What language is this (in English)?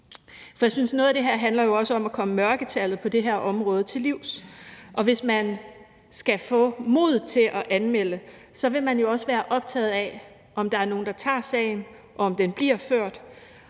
Danish